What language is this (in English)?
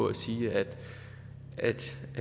Danish